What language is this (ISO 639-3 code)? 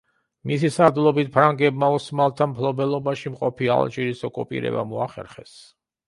kat